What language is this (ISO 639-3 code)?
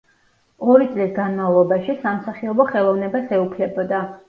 kat